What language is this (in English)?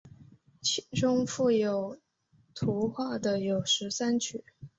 Chinese